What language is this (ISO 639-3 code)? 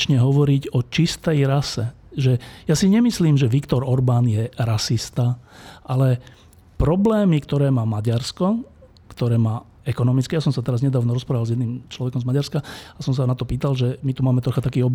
slk